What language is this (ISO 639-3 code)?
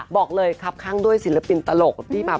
tha